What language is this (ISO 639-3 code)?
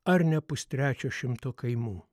lit